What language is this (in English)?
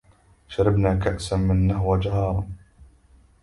Arabic